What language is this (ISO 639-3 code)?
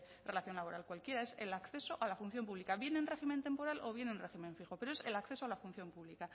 spa